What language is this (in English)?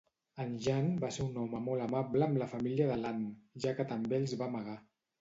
Catalan